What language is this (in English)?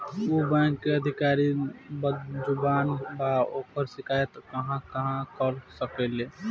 Bhojpuri